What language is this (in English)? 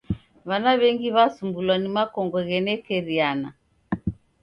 Taita